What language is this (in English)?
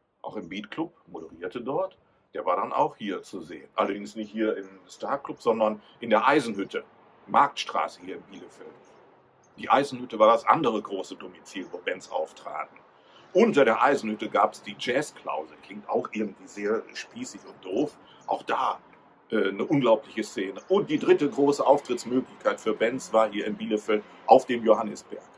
German